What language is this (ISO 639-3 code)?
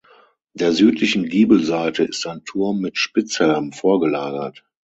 deu